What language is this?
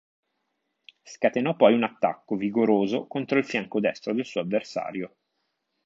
Italian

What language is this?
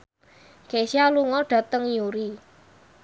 Javanese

